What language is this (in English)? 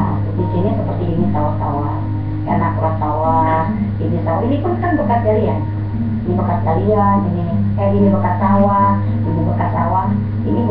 Indonesian